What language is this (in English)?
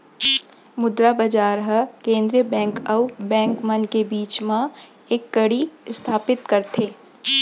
Chhattisgarhi